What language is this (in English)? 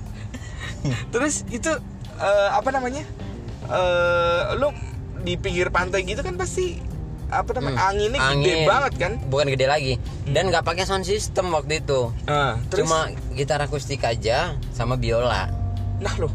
Indonesian